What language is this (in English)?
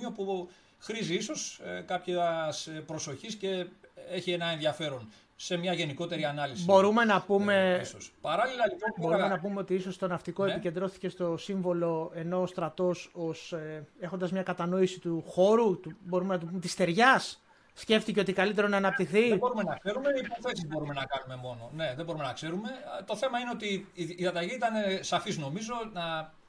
Greek